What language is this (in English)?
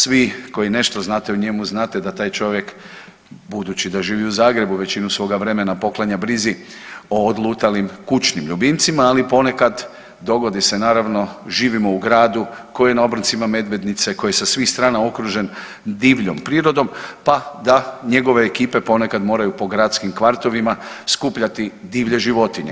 Croatian